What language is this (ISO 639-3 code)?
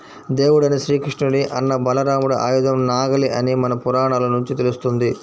tel